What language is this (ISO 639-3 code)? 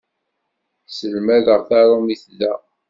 kab